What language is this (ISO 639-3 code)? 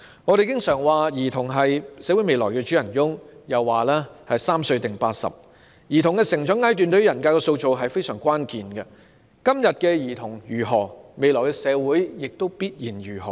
yue